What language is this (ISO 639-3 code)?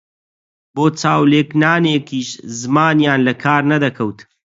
ckb